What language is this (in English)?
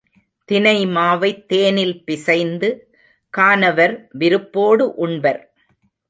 Tamil